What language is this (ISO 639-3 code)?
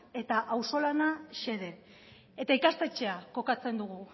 eus